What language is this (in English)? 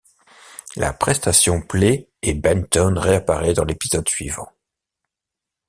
French